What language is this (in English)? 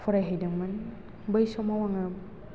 Bodo